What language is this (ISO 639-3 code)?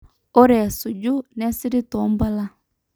mas